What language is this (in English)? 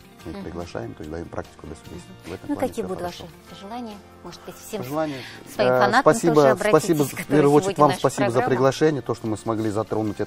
Russian